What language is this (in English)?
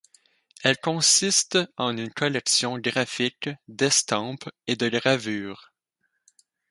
French